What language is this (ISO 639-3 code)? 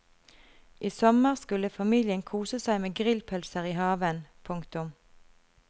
nor